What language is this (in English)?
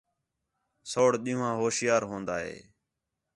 Khetrani